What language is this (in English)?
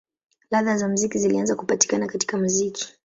Swahili